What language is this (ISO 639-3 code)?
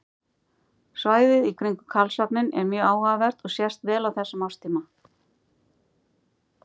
isl